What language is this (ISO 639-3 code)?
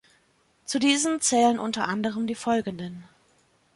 deu